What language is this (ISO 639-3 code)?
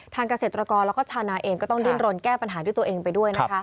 tha